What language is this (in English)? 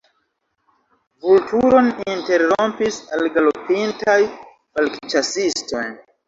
Esperanto